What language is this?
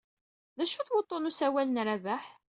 Kabyle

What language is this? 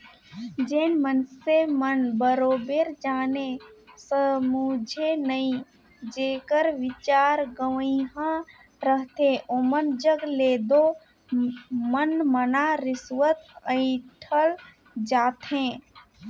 Chhattisgarhi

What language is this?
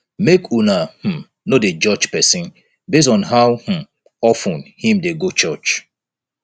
Nigerian Pidgin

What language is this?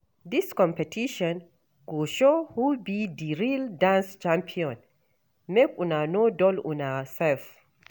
Nigerian Pidgin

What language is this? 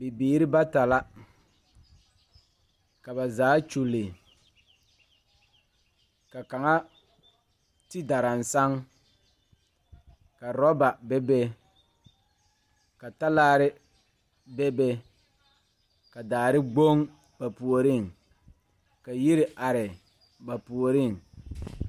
Southern Dagaare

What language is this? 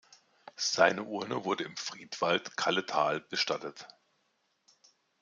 German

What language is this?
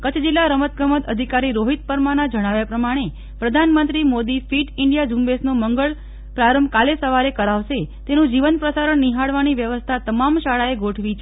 Gujarati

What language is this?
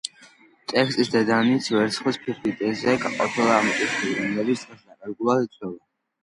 Georgian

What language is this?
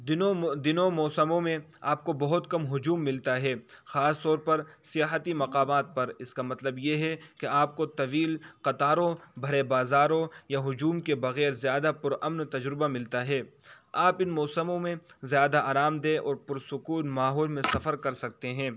Urdu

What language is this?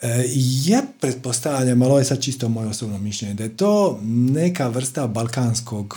Croatian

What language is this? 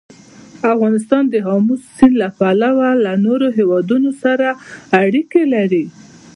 Pashto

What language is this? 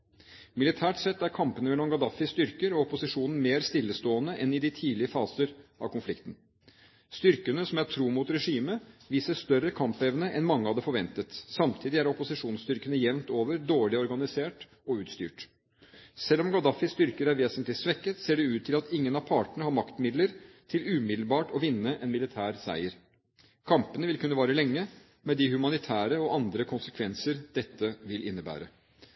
Norwegian Bokmål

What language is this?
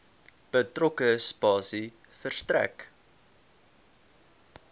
Afrikaans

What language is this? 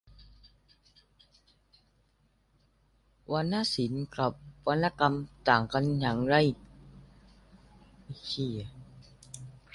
Thai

